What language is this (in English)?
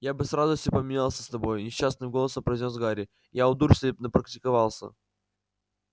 Russian